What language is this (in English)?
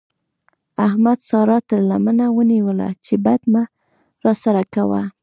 Pashto